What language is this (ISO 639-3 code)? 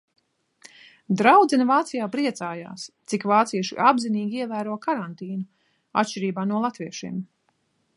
lav